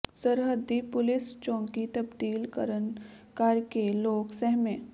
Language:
Punjabi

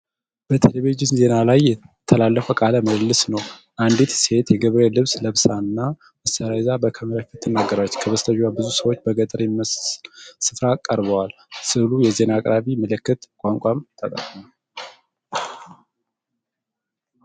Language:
Amharic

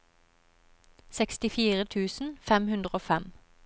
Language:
Norwegian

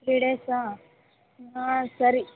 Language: Kannada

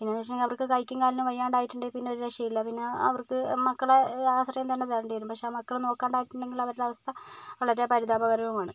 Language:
Malayalam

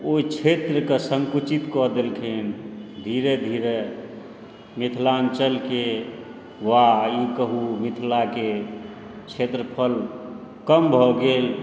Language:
Maithili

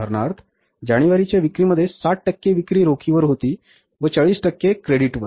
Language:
Marathi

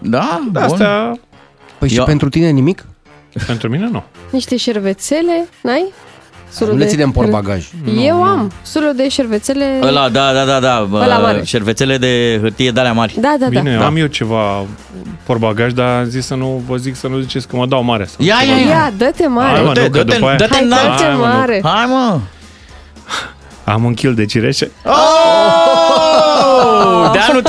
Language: Romanian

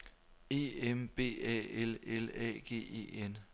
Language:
Danish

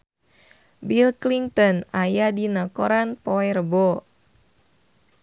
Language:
Sundanese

